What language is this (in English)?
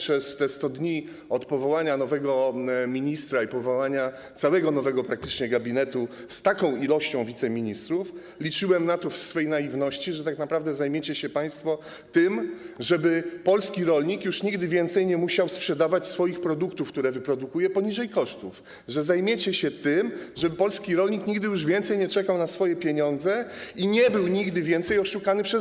Polish